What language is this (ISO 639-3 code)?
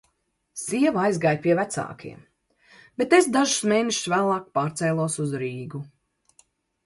lav